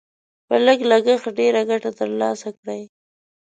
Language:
Pashto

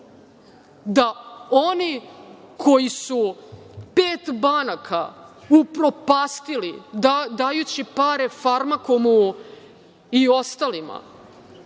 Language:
Serbian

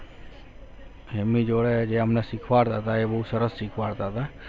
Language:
Gujarati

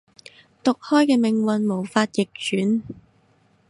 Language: Cantonese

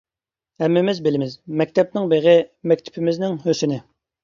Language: Uyghur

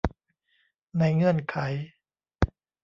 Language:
Thai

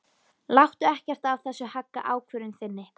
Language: Icelandic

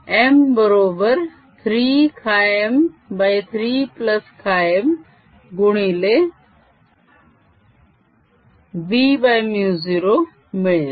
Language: Marathi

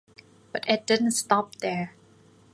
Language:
English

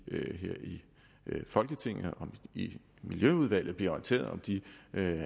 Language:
Danish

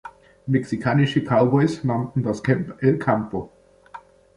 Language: German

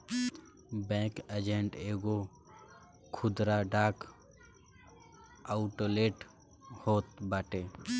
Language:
Bhojpuri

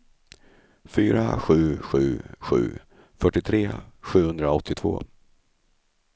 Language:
Swedish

